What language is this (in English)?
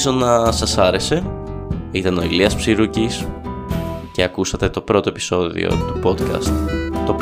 Greek